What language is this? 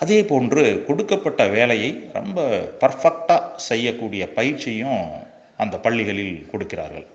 Tamil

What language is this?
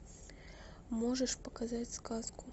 Russian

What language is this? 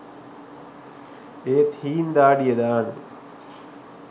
Sinhala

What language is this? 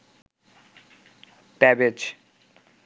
Bangla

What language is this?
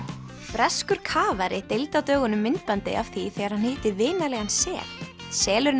Icelandic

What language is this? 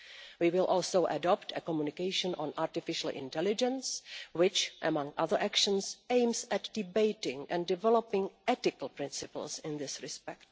English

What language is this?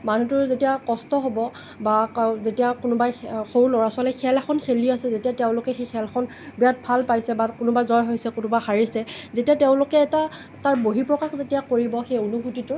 Assamese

